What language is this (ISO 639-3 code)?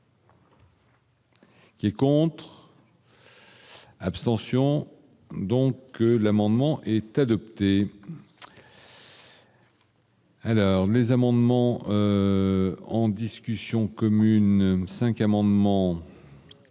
fra